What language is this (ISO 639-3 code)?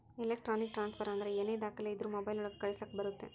kan